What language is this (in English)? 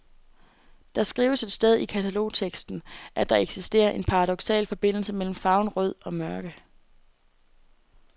Danish